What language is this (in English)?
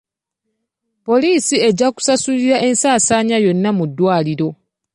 Ganda